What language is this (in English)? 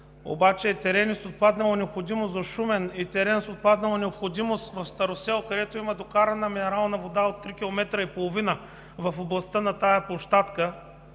Bulgarian